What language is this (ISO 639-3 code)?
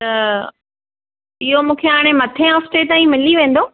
snd